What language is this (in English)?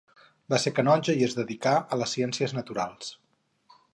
Catalan